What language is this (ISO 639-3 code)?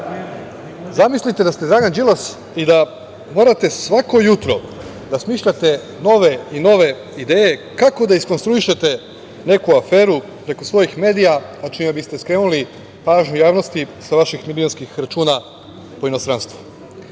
srp